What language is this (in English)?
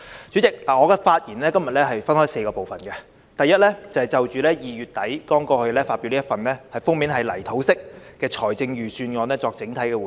Cantonese